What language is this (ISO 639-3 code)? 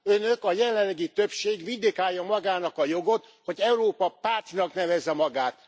hun